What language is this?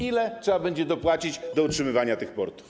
Polish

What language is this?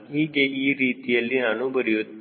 Kannada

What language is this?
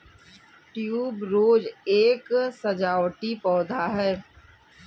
Hindi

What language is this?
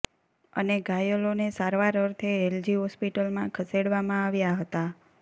Gujarati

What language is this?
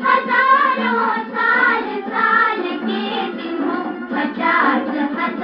Thai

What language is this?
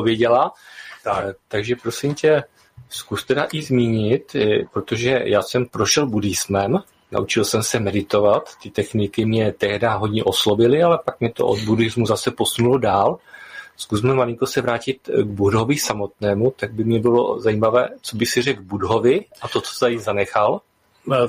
Czech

